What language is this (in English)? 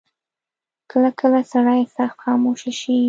Pashto